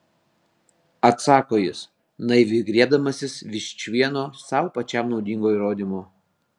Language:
Lithuanian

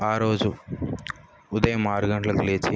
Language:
Telugu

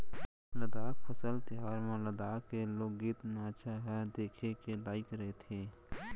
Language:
Chhattisgarhi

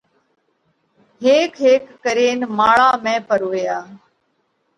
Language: Parkari Koli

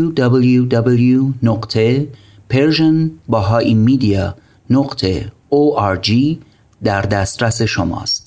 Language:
Persian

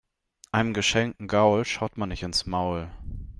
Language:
German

